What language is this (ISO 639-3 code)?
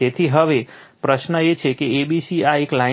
guj